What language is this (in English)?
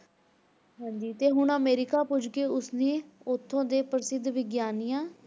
Punjabi